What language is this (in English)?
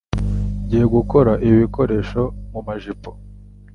Kinyarwanda